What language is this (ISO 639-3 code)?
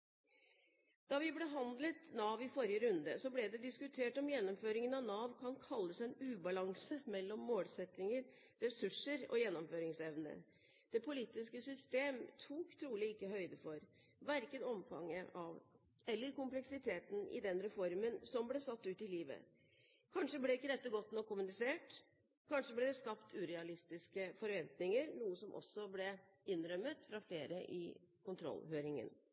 nob